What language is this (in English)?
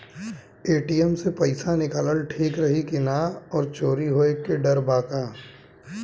Bhojpuri